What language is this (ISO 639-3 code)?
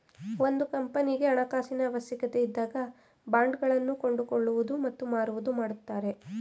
kan